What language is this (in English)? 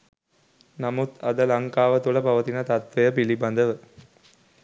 Sinhala